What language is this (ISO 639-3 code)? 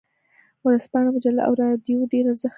pus